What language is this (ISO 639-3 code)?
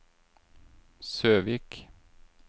nor